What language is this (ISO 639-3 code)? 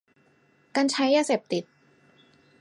tha